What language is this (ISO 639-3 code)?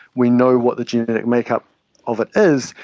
eng